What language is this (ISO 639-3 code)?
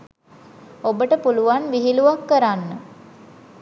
sin